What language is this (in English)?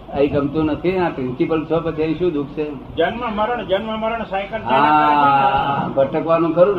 Gujarati